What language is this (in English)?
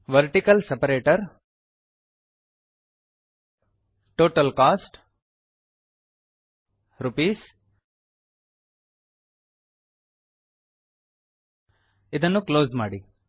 Kannada